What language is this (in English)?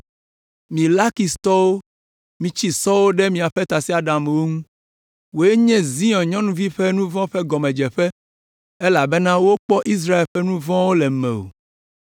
Ewe